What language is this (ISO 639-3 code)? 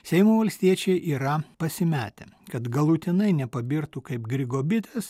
lit